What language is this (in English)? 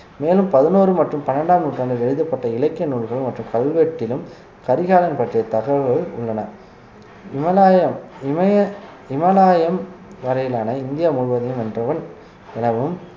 Tamil